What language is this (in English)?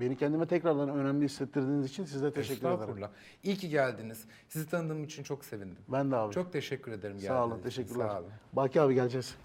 Turkish